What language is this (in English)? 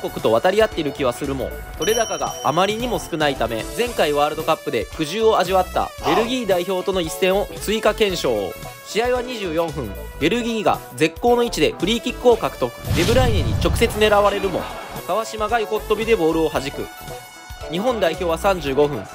Japanese